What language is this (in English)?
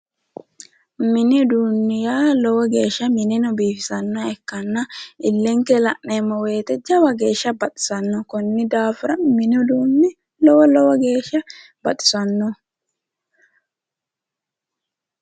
Sidamo